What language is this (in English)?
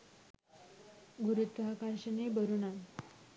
Sinhala